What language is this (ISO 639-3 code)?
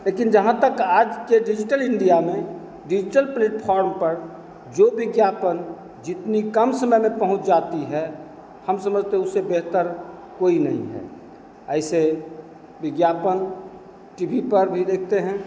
hin